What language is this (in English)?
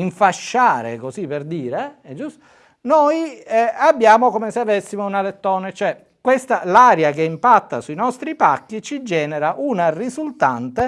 Italian